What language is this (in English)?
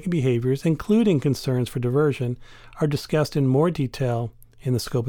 English